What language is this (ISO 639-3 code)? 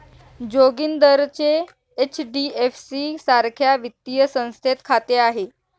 mar